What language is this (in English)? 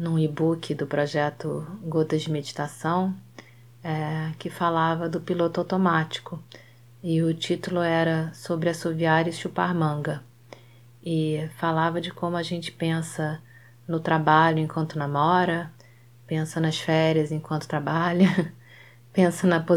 Portuguese